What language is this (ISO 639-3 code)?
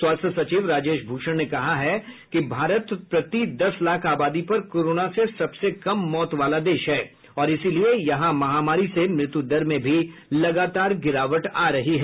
hin